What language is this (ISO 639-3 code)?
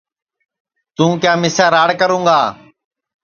ssi